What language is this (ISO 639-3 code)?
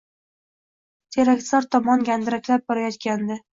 uzb